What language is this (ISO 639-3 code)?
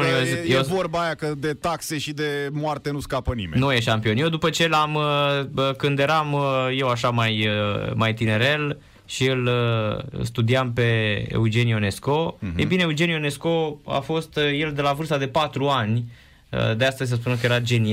ron